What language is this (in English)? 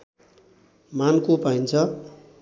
Nepali